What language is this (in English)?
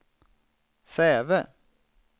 Swedish